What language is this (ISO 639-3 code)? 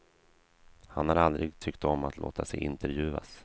swe